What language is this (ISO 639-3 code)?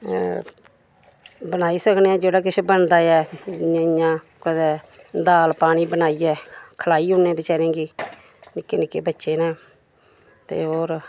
doi